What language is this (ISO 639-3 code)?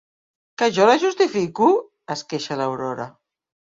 cat